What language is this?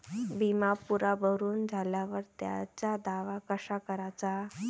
Marathi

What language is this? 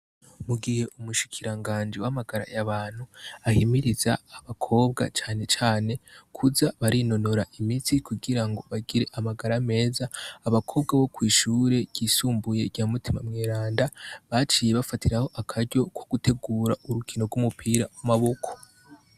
Rundi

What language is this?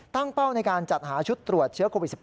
Thai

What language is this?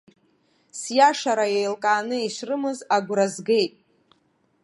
Abkhazian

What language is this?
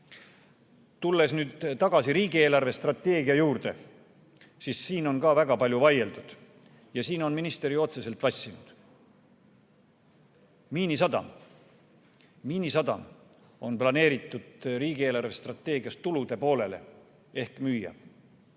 Estonian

